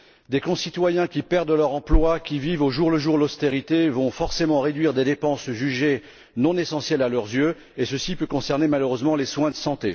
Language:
French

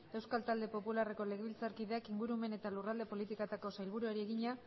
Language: Basque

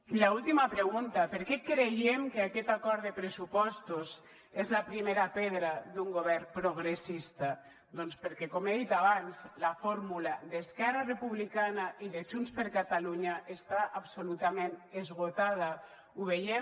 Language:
Catalan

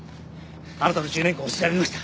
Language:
Japanese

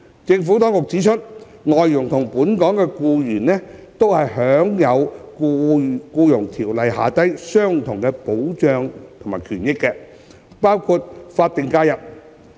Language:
Cantonese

